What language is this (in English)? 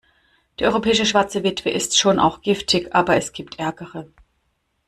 German